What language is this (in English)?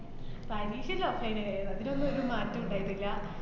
Malayalam